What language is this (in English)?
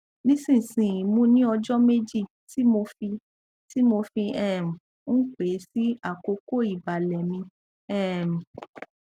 Yoruba